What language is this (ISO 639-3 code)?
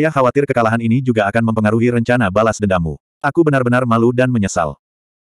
ind